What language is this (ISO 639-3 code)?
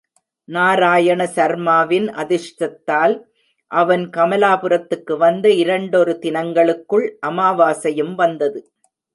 tam